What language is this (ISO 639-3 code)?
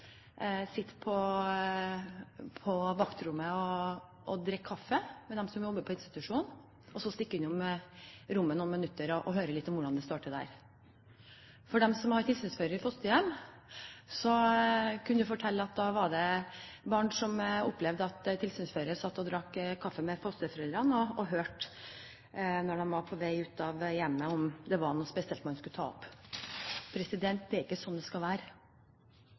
nob